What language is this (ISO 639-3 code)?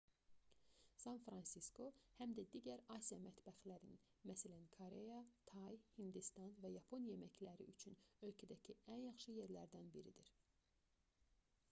aze